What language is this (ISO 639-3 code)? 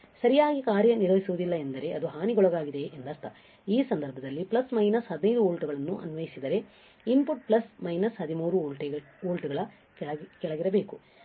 kan